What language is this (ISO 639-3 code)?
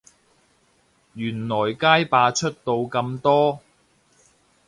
yue